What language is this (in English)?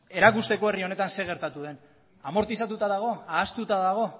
Basque